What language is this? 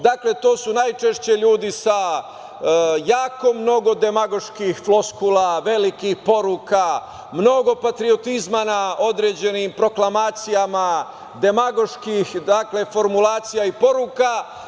Serbian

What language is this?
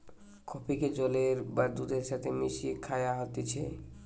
Bangla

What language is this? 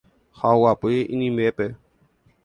Guarani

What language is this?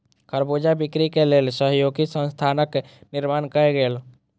Maithili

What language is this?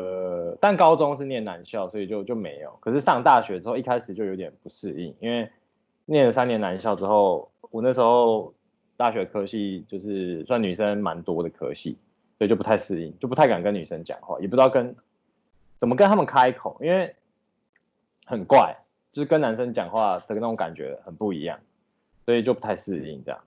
Chinese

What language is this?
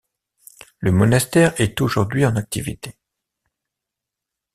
French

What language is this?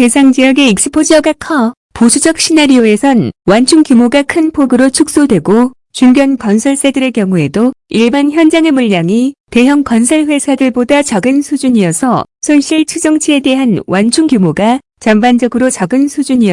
Korean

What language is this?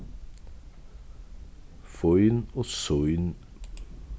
Faroese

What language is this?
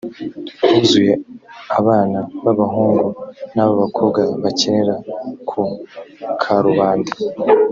Kinyarwanda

